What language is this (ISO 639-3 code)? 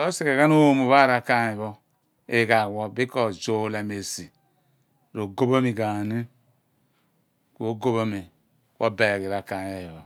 abn